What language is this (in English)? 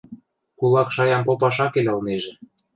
Western Mari